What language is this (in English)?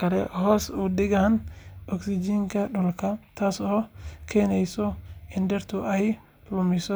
Somali